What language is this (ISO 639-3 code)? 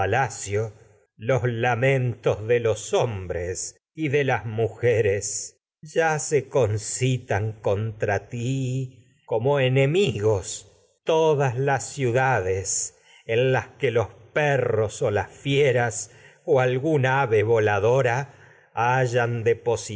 spa